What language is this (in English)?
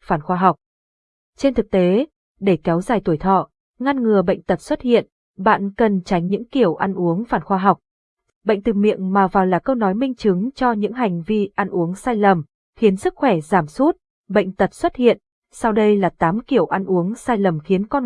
Vietnamese